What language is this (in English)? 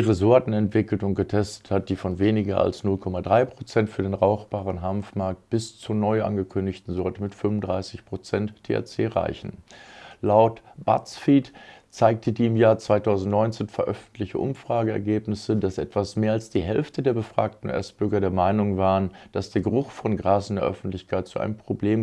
German